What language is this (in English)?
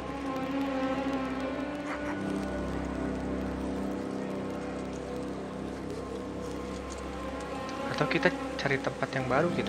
Indonesian